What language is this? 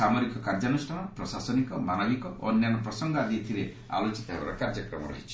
Odia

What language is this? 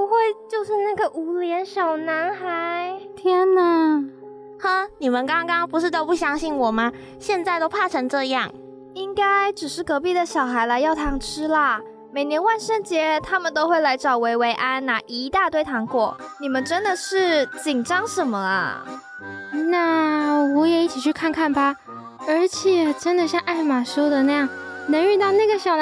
Chinese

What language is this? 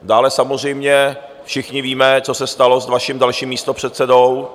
Czech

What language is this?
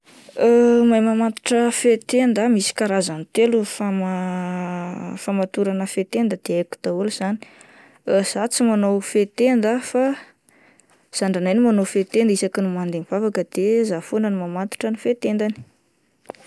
Malagasy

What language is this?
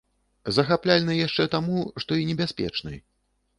Belarusian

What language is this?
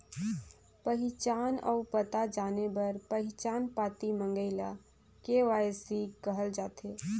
Chhattisgarhi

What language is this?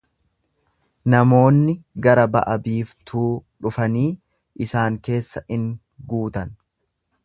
Oromo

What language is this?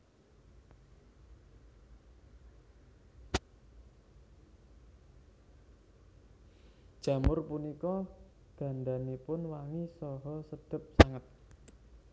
Javanese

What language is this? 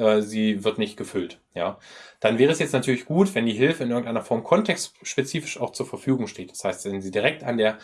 German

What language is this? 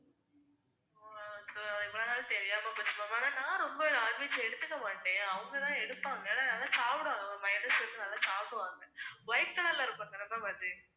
Tamil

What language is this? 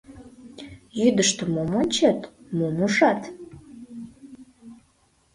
Mari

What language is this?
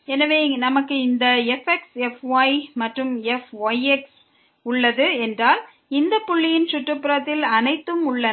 Tamil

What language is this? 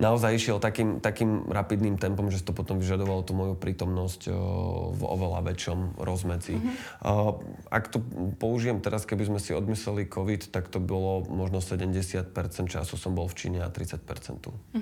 Slovak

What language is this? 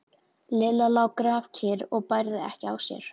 Icelandic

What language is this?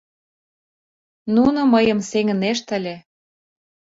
Mari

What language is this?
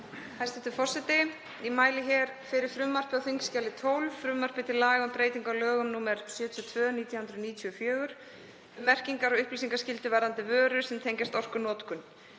Icelandic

